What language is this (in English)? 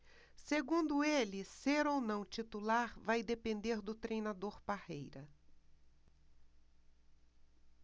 Portuguese